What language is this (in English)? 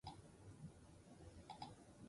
Basque